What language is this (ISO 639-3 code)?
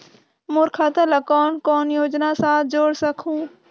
hne